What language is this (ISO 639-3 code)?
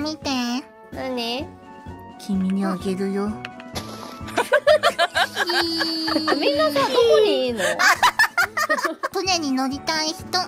jpn